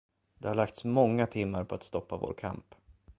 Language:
Swedish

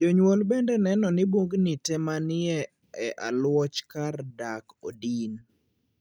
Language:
Luo (Kenya and Tanzania)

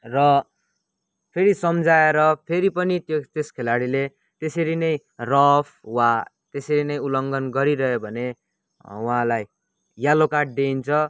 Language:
Nepali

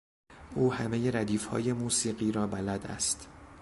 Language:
Persian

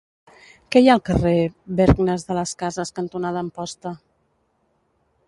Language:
Catalan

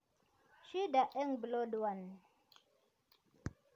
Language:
Kalenjin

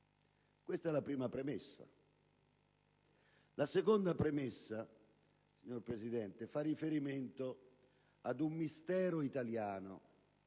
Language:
Italian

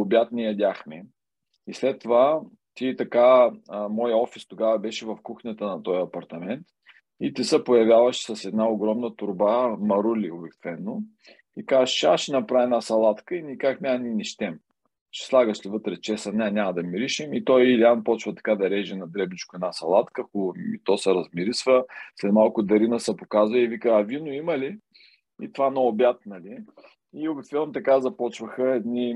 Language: Bulgarian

